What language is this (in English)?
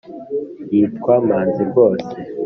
Kinyarwanda